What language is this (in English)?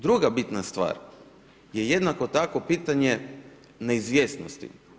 Croatian